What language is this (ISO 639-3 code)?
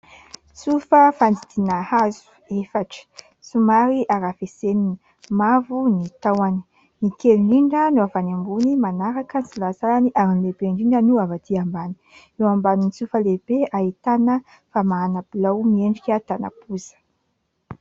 mlg